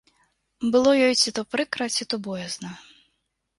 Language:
Belarusian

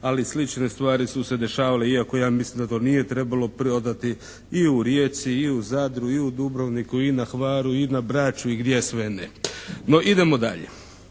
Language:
Croatian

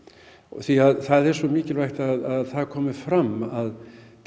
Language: Icelandic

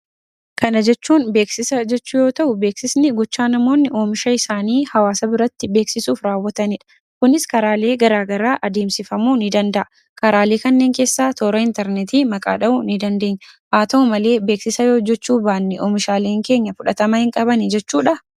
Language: Oromo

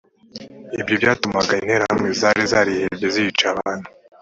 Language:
Kinyarwanda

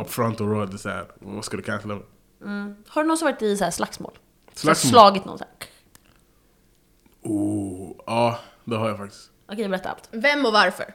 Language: Swedish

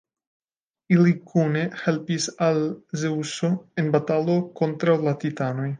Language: Esperanto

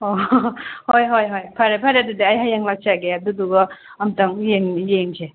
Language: Manipuri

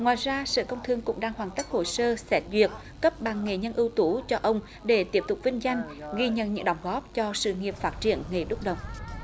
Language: Vietnamese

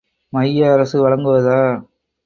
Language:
Tamil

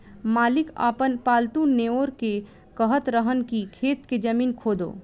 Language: Bhojpuri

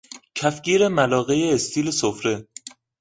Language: Persian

